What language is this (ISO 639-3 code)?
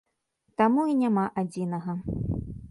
bel